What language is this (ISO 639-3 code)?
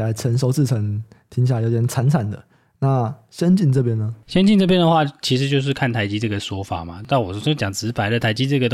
zho